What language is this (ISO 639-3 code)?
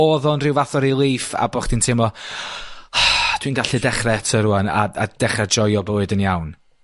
cym